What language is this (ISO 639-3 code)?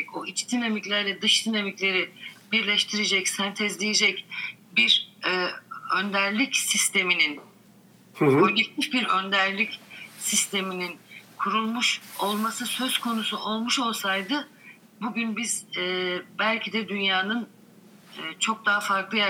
tur